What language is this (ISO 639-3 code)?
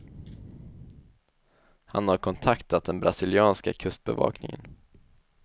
swe